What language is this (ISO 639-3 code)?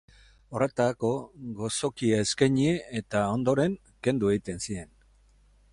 eus